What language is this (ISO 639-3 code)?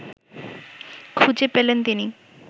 ben